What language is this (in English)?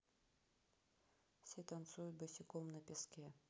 Russian